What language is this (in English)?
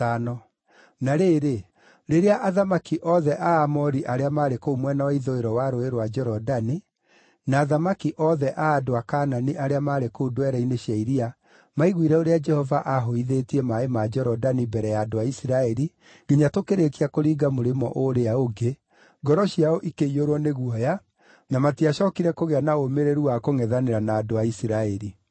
Kikuyu